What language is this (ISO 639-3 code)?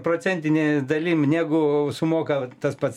lit